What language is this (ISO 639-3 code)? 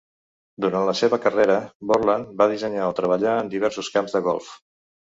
cat